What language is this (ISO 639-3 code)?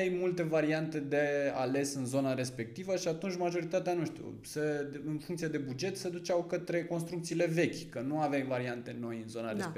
ron